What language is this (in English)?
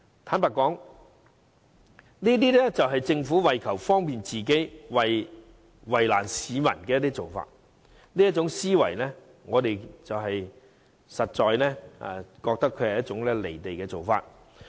Cantonese